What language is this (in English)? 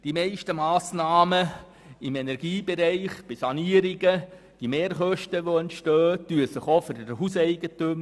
Swiss German